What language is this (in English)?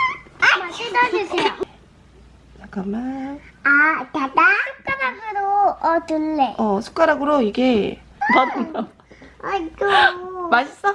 Korean